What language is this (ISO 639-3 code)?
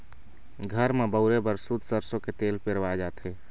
hne